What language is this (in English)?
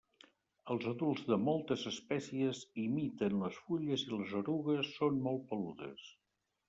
Catalan